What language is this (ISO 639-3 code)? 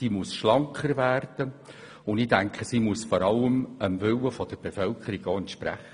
gsw